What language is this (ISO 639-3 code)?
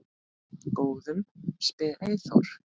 isl